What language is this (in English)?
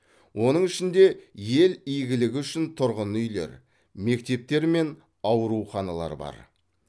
Kazakh